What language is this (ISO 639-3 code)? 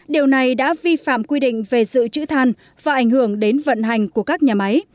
vie